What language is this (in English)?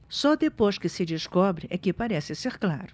Portuguese